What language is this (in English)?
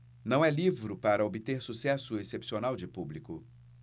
Portuguese